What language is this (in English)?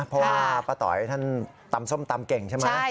Thai